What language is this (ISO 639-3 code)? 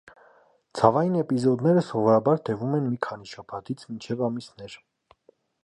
hye